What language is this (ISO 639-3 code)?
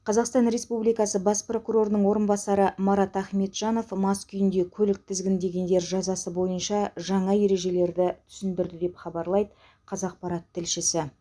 kaz